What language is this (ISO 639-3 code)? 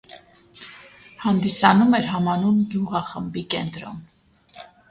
hye